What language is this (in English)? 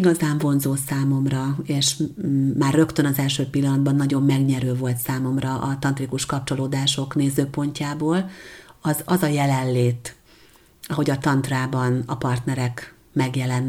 Hungarian